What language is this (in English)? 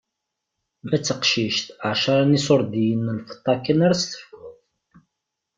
Kabyle